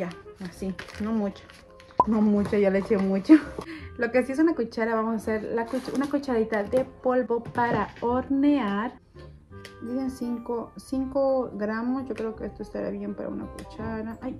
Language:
Spanish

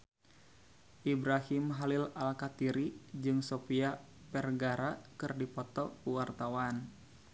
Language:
Sundanese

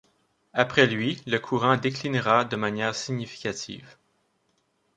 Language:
French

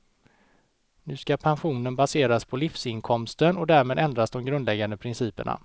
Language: Swedish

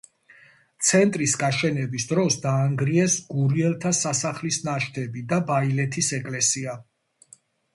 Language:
Georgian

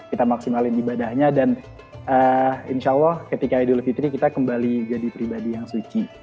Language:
Indonesian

